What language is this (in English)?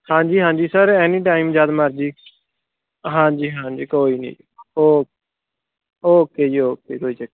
Punjabi